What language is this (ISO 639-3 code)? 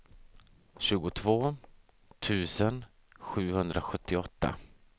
swe